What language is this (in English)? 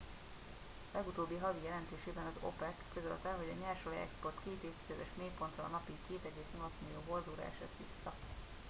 Hungarian